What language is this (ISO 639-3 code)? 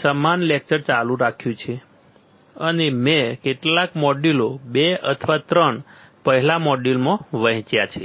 guj